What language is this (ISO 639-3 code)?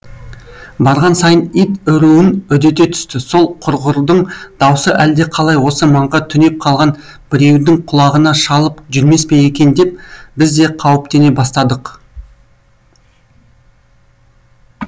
kaz